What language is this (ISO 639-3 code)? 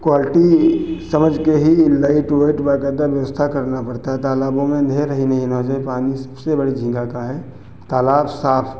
hin